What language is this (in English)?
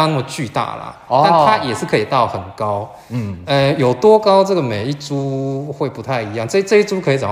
Chinese